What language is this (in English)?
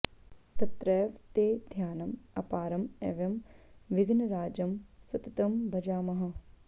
Sanskrit